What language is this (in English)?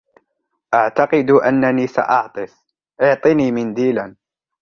Arabic